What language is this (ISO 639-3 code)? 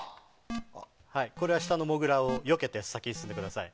jpn